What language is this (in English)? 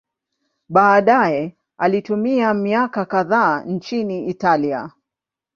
Swahili